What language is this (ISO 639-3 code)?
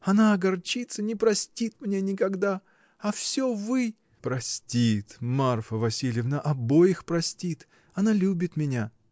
rus